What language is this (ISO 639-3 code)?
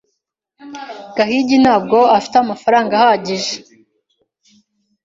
kin